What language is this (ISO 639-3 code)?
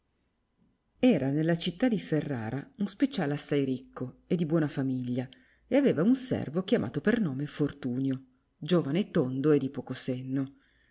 ita